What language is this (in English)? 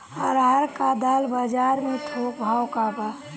Bhojpuri